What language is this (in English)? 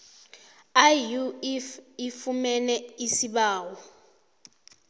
South Ndebele